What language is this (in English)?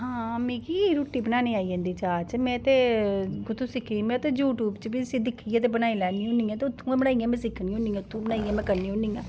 Dogri